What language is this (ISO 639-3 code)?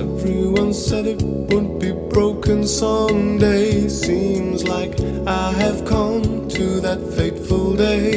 ell